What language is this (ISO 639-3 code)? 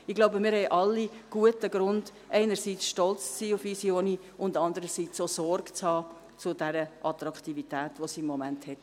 gsw